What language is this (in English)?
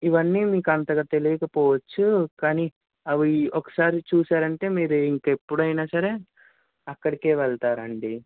Telugu